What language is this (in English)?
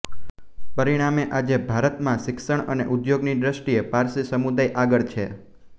Gujarati